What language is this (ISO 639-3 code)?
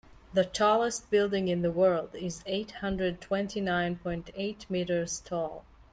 eng